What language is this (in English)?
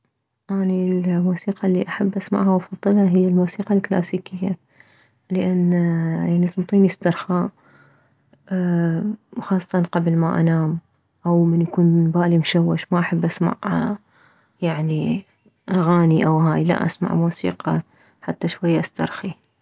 Mesopotamian Arabic